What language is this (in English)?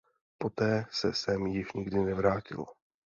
Czech